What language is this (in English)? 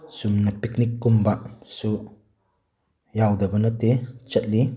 Manipuri